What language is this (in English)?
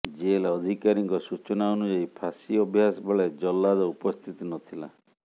Odia